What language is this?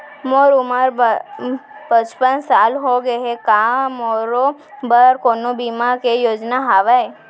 Chhattisgarhi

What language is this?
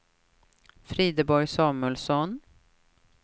Swedish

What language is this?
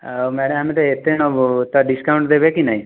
Odia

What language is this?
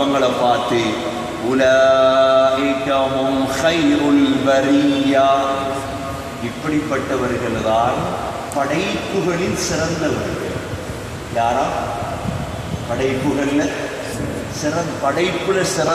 Hindi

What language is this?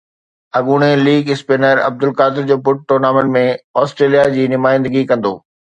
Sindhi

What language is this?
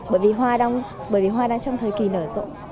Vietnamese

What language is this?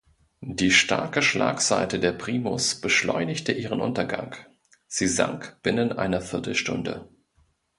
German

